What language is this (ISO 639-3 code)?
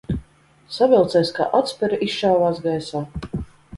lav